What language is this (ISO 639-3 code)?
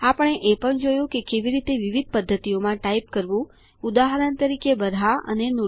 guj